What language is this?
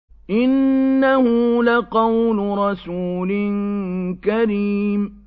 Arabic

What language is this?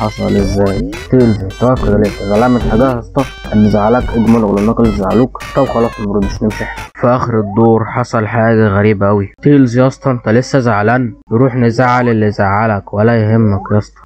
Arabic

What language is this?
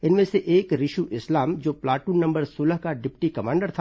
Hindi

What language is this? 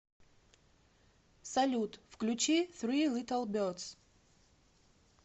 Russian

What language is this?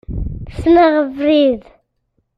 Kabyle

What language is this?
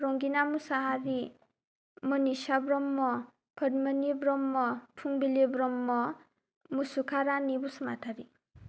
Bodo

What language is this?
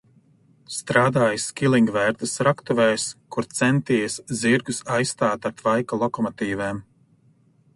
Latvian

